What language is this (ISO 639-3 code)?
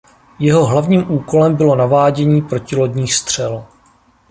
ces